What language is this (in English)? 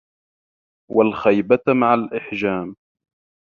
Arabic